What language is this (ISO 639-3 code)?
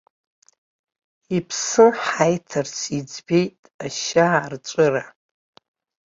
abk